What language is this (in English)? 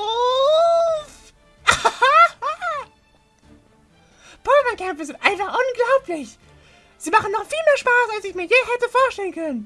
German